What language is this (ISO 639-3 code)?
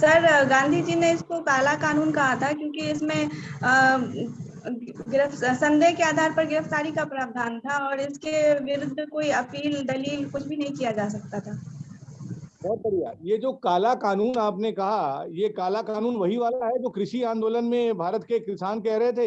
hin